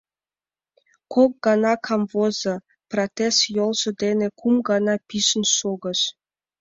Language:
Mari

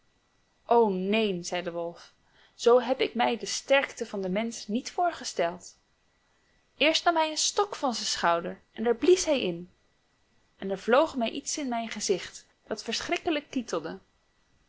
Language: Dutch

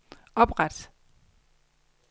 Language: Danish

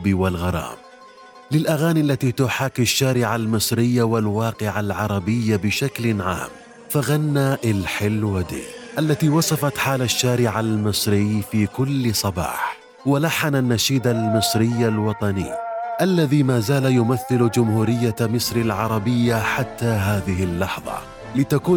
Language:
Arabic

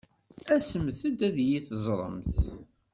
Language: Kabyle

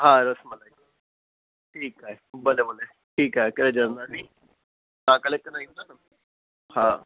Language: Sindhi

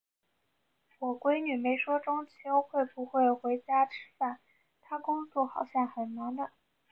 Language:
Chinese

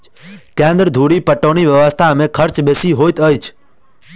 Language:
Maithili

